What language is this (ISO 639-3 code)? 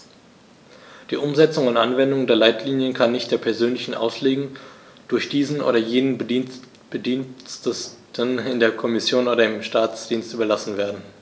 deu